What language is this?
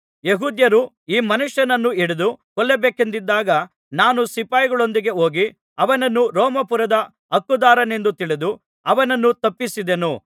Kannada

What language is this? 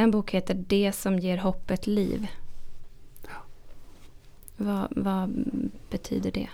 Swedish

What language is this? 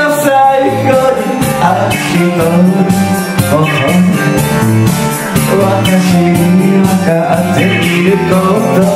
Arabic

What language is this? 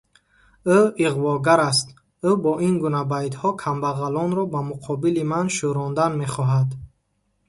Tajik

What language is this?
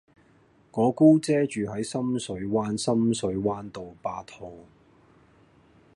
Cantonese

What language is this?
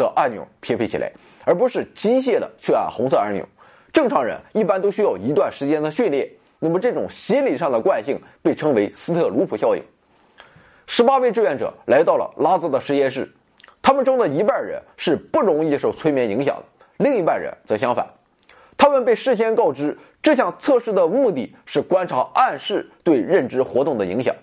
Chinese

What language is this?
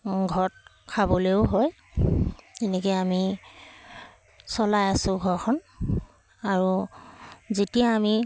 Assamese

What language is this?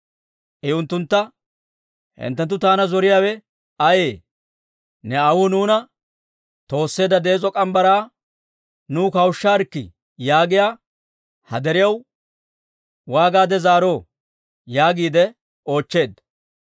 Dawro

